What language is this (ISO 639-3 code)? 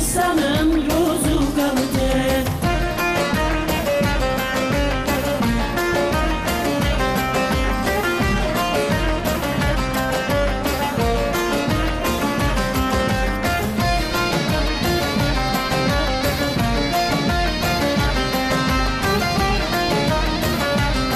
tur